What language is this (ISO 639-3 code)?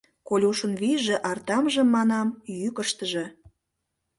chm